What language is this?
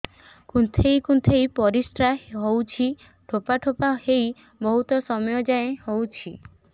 Odia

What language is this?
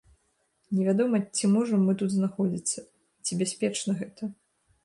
Belarusian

